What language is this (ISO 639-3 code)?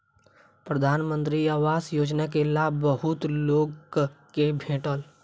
mai